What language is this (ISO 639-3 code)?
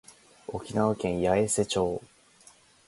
jpn